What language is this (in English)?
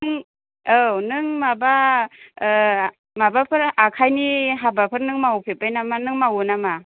Bodo